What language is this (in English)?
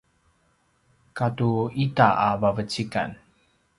Paiwan